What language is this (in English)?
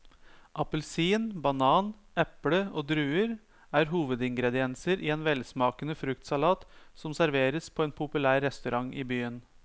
Norwegian